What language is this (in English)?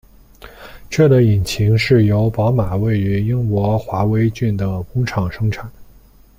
Chinese